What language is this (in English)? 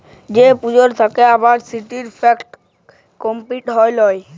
Bangla